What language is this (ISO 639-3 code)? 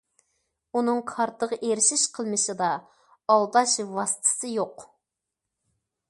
uig